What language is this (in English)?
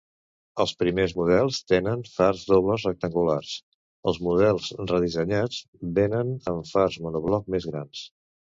Catalan